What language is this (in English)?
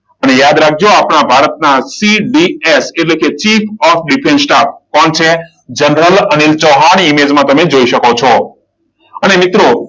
Gujarati